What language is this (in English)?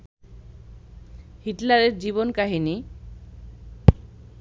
Bangla